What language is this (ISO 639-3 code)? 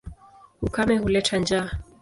swa